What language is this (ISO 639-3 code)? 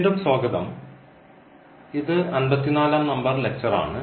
mal